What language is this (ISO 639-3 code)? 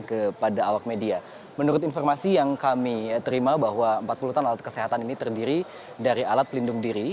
ind